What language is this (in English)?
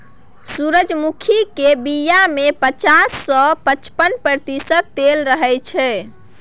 Maithili